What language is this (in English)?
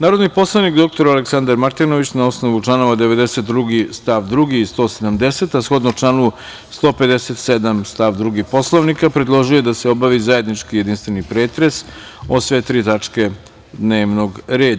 Serbian